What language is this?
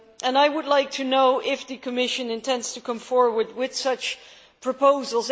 English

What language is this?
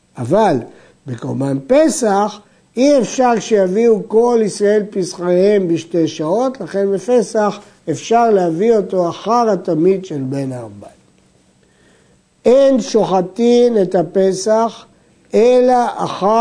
Hebrew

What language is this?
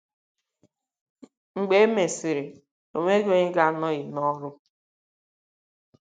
Igbo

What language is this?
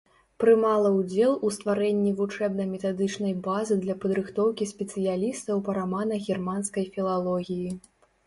Belarusian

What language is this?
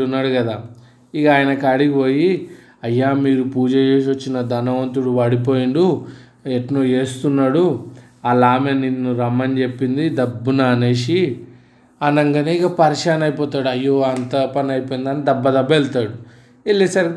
Telugu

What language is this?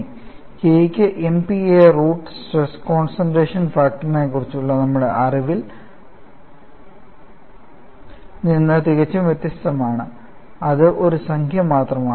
Malayalam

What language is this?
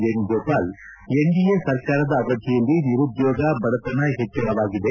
Kannada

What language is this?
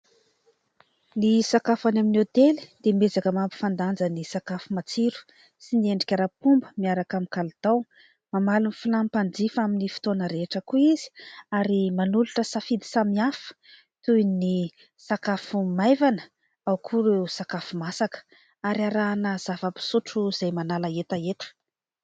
Malagasy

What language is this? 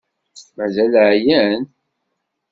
Kabyle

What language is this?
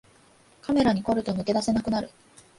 Japanese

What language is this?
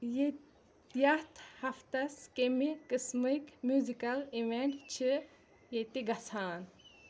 Kashmiri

